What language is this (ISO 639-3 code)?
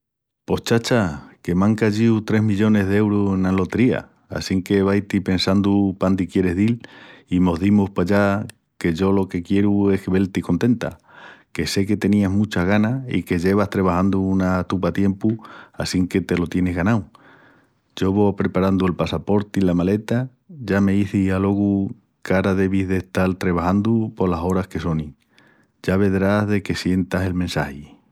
ext